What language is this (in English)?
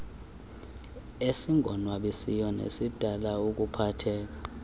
Xhosa